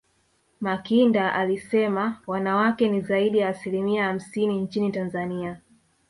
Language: Swahili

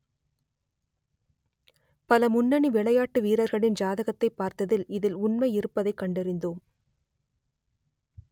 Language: Tamil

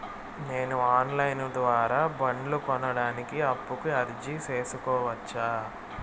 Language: Telugu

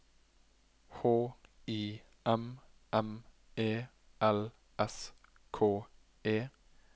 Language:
Norwegian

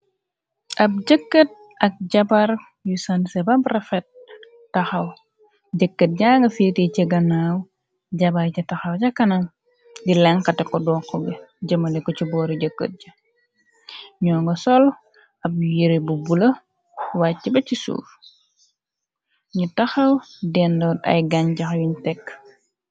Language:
Wolof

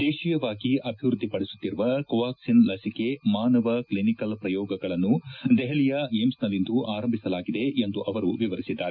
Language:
Kannada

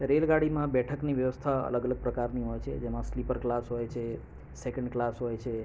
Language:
Gujarati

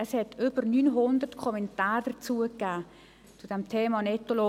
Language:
Swiss German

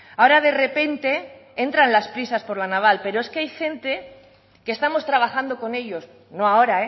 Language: Spanish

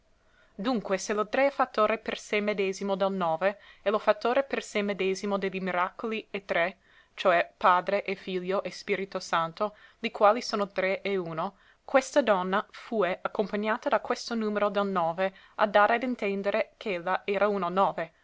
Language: Italian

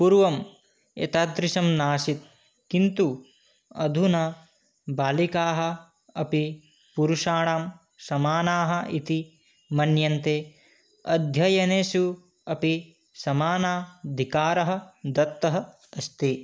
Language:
Sanskrit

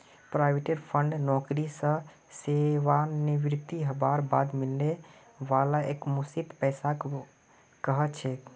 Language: Magahi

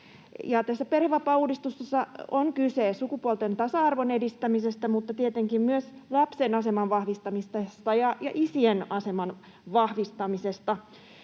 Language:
Finnish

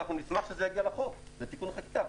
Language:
Hebrew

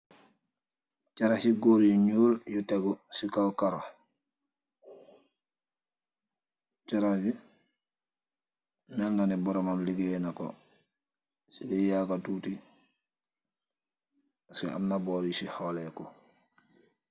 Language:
Wolof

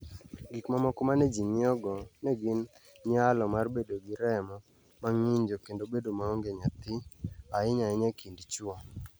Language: Luo (Kenya and Tanzania)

